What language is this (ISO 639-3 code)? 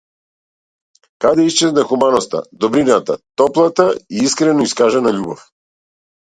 mkd